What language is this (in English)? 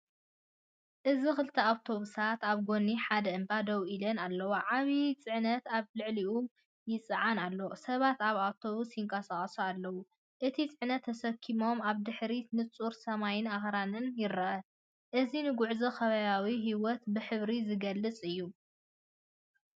Tigrinya